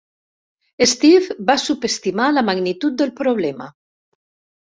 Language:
Catalan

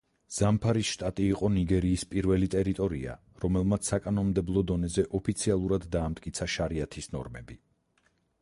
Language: Georgian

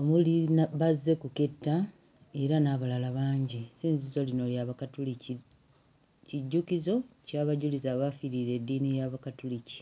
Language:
Ganda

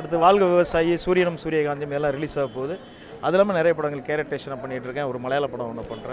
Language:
Arabic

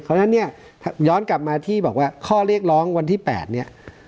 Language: Thai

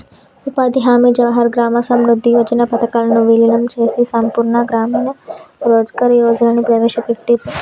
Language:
Telugu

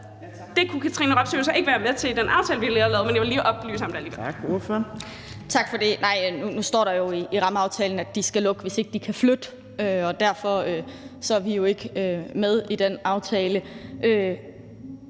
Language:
Danish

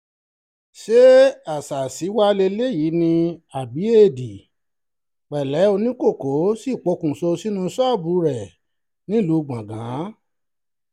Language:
Yoruba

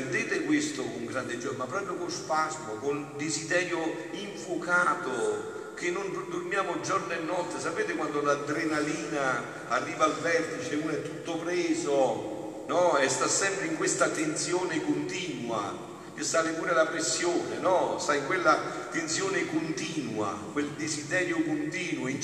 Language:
Italian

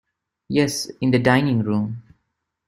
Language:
English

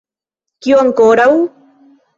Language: Esperanto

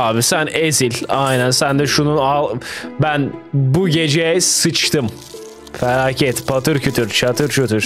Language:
Turkish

